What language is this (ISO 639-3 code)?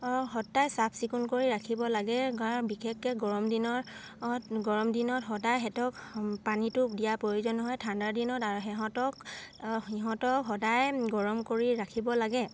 asm